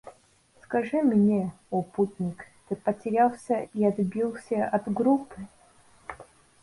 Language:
Russian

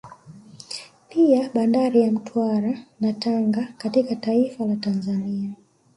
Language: Swahili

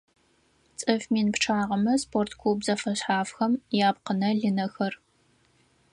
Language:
Adyghe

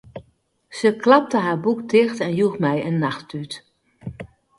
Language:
Western Frisian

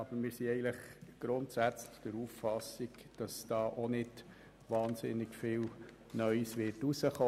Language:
Swiss German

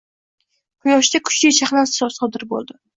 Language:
Uzbek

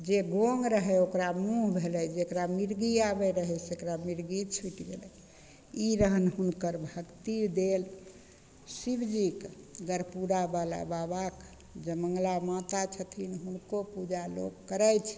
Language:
Maithili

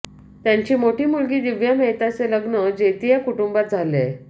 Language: Marathi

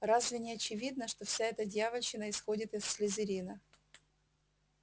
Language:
Russian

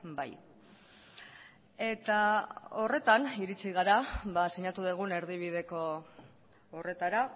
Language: Basque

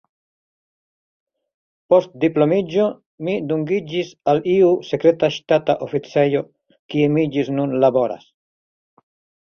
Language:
Esperanto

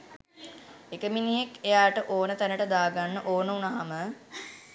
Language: Sinhala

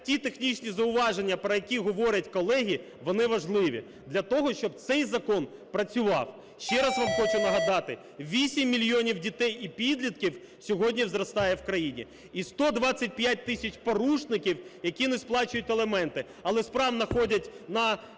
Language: Ukrainian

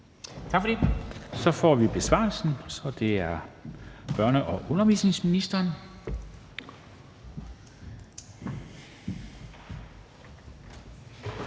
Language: Danish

